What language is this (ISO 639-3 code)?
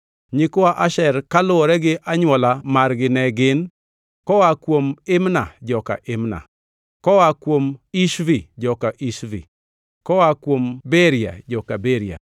luo